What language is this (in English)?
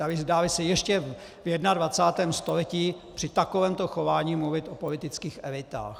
Czech